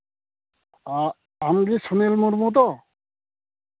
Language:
Santali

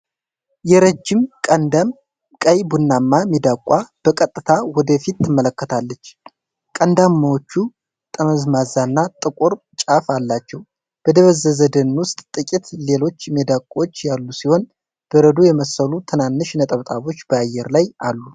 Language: Amharic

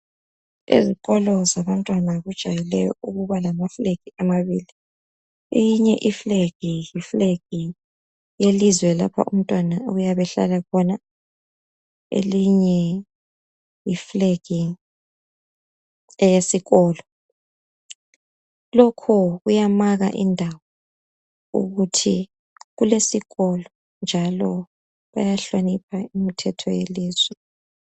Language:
North Ndebele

